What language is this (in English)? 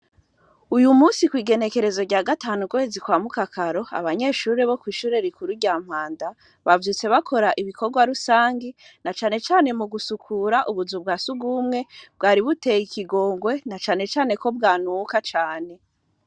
Rundi